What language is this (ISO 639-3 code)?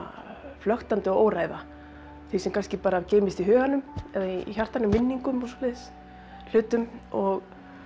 isl